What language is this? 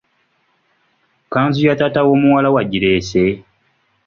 Ganda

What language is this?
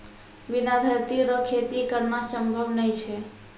Maithili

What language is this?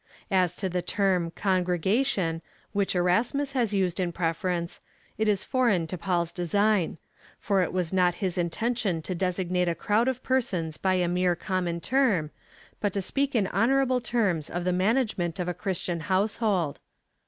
English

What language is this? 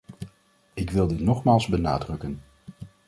Dutch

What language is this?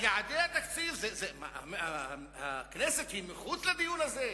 Hebrew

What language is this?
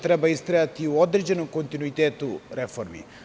Serbian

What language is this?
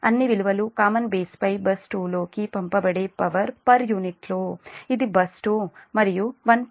Telugu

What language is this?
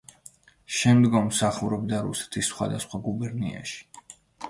Georgian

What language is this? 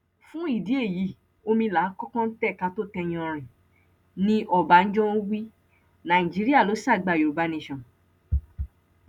Yoruba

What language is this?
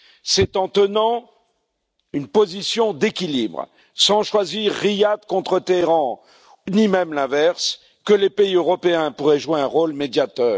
French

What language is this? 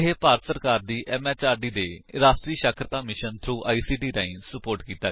Punjabi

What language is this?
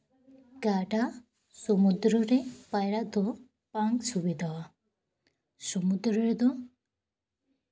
Santali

